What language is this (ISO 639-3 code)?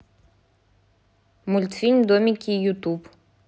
rus